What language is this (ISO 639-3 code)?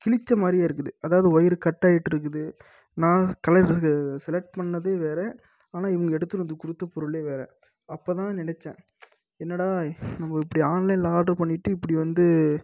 tam